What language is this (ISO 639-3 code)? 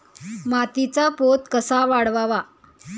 mar